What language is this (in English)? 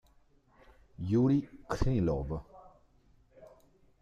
Italian